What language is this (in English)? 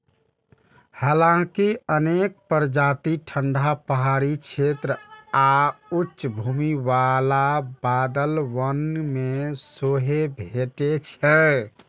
Maithili